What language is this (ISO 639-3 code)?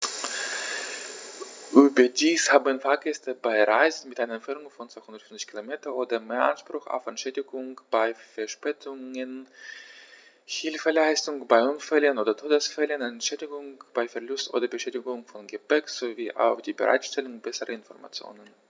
deu